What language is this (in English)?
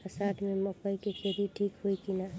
Bhojpuri